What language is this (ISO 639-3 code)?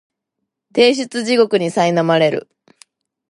jpn